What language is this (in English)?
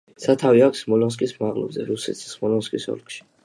Georgian